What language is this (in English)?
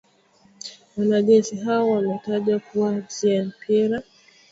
Swahili